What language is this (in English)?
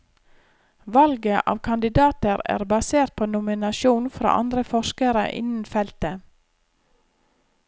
Norwegian